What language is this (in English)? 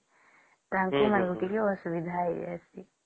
Odia